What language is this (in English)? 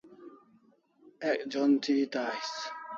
Kalasha